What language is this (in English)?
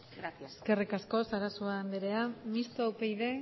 Basque